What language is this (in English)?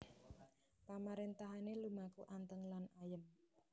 Javanese